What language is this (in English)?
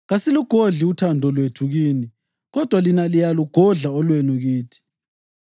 North Ndebele